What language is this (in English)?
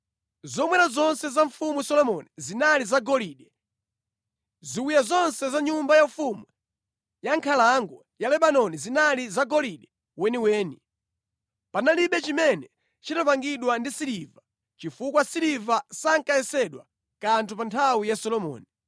Nyanja